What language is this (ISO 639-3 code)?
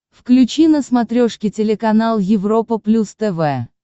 rus